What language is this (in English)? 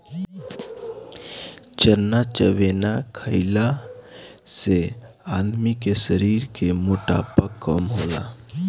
Bhojpuri